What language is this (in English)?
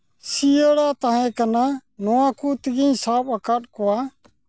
Santali